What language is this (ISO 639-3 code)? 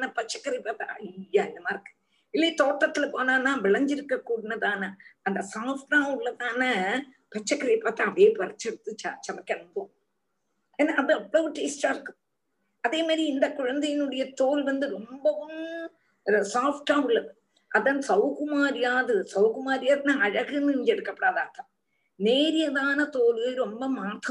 tam